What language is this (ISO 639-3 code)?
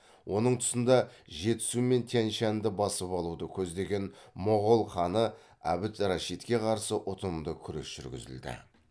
kaz